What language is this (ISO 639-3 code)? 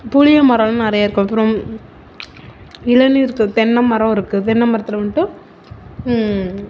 tam